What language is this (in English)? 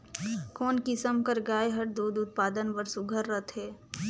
Chhattisgarhi